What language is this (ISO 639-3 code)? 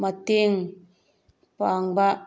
mni